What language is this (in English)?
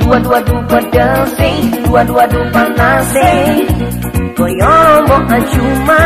Indonesian